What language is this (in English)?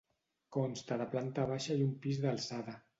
Catalan